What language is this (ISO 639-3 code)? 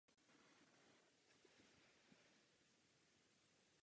ces